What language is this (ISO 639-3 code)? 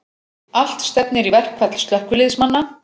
isl